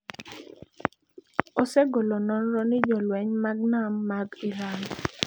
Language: Luo (Kenya and Tanzania)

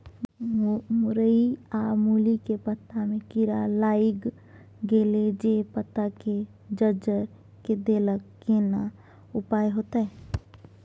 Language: Maithili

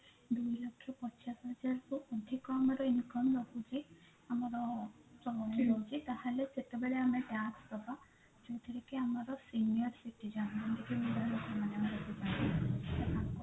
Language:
Odia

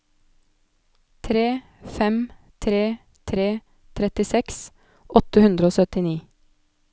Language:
Norwegian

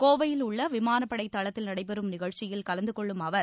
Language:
Tamil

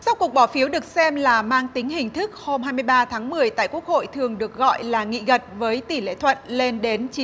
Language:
Vietnamese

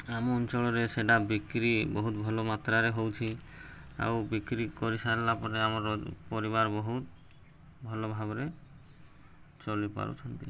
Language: Odia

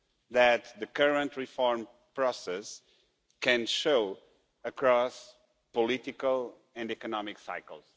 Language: English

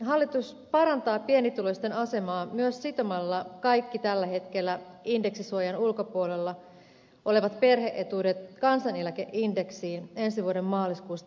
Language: Finnish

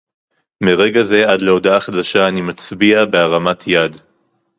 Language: Hebrew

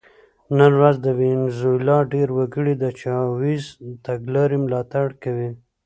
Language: Pashto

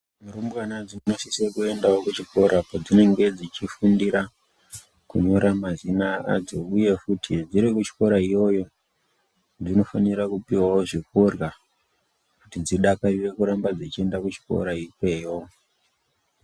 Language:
Ndau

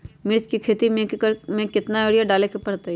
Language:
Magahi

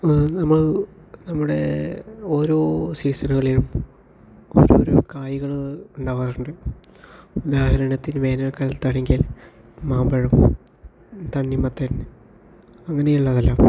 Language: Malayalam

